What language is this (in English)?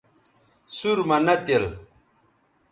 Bateri